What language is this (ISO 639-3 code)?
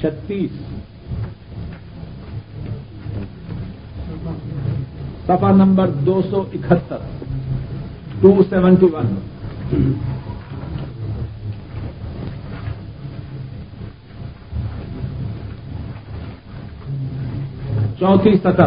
urd